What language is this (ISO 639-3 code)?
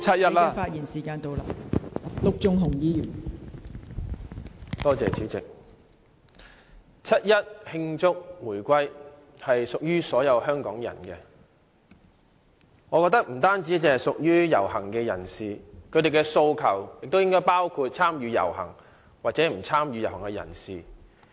yue